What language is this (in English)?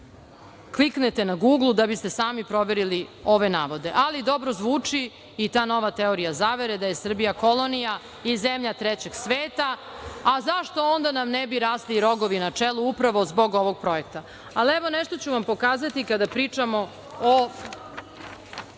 Serbian